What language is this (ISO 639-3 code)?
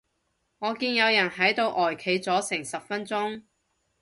yue